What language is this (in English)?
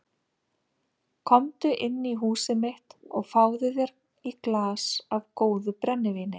Icelandic